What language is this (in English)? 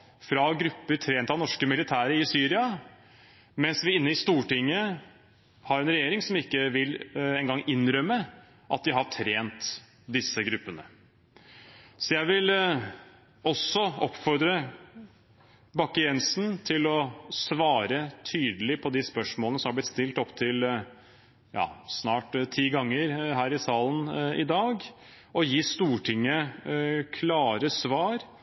Norwegian Bokmål